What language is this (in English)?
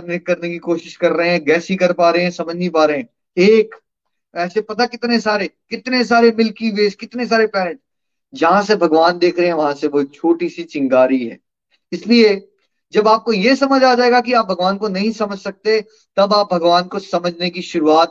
Hindi